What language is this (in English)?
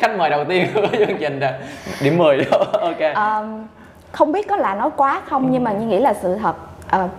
Vietnamese